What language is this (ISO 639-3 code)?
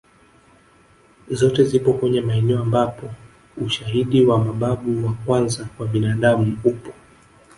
swa